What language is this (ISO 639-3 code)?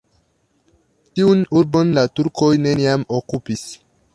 epo